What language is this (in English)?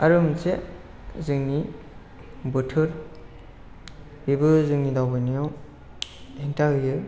Bodo